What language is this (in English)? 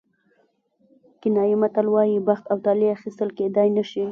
Pashto